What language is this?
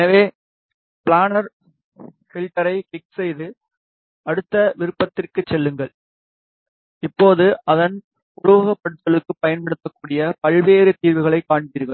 Tamil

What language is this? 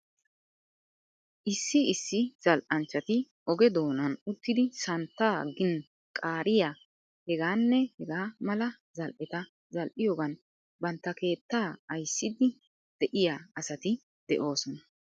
Wolaytta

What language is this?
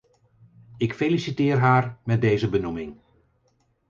Dutch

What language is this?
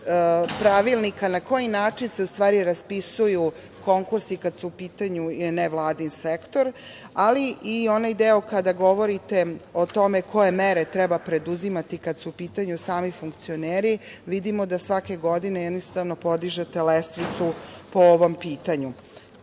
Serbian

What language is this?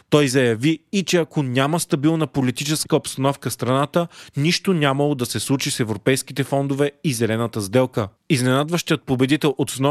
Bulgarian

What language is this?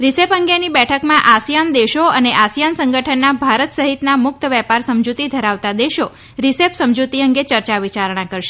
Gujarati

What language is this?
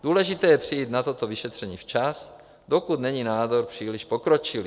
Czech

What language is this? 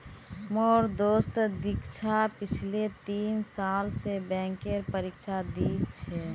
Magahi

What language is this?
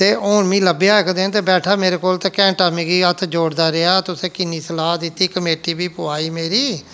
Dogri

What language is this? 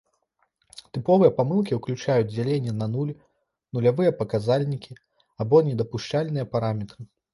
Belarusian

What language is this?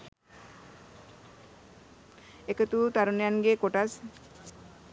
Sinhala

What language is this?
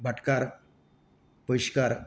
Konkani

